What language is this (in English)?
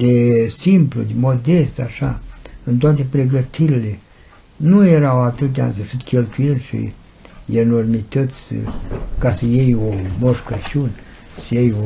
Romanian